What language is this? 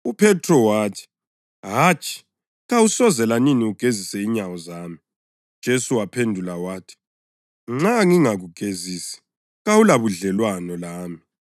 North Ndebele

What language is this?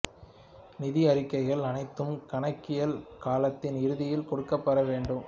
Tamil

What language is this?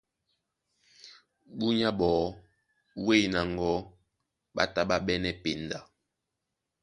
Duala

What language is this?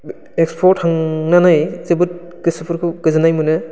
Bodo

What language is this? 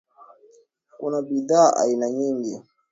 Swahili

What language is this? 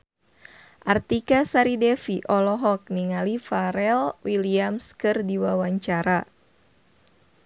Sundanese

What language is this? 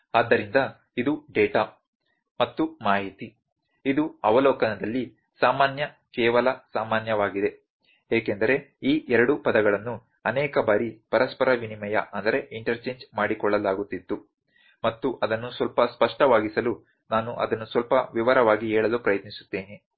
Kannada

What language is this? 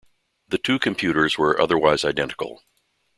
English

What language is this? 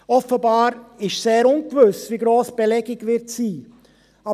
Swiss German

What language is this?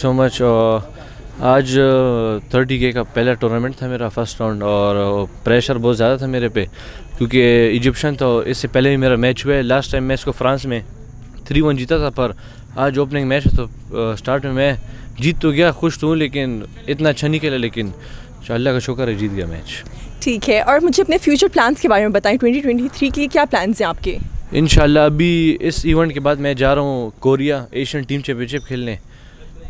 Hindi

